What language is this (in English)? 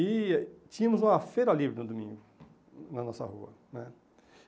Portuguese